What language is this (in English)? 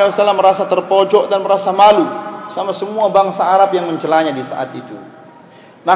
Malay